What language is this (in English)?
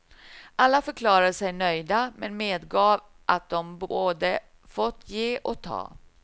Swedish